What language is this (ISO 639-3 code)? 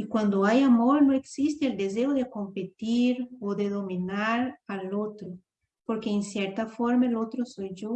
spa